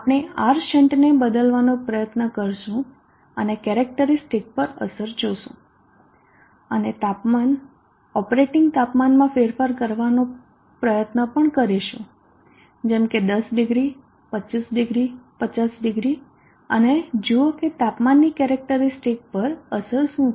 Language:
Gujarati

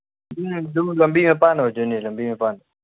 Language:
Manipuri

